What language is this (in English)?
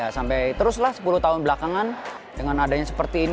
Indonesian